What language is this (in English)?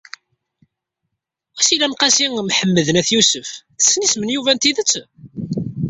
Kabyle